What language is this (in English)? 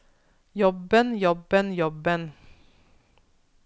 Norwegian